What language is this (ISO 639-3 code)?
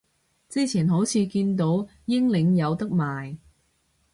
yue